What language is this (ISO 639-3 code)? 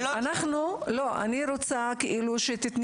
heb